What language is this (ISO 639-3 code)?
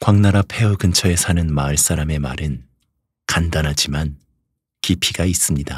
kor